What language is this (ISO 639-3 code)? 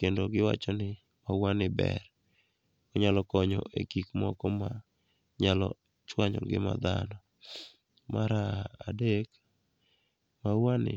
luo